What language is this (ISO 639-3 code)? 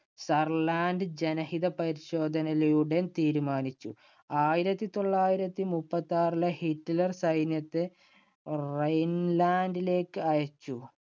mal